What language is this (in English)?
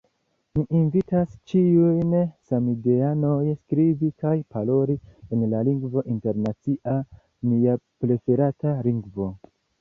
Esperanto